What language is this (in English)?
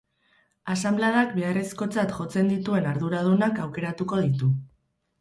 Basque